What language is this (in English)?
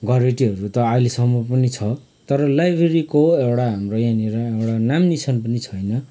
Nepali